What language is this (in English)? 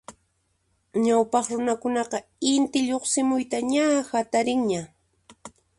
Puno Quechua